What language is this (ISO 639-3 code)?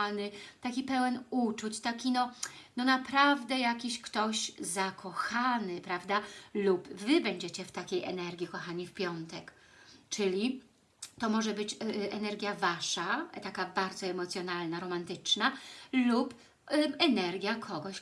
pol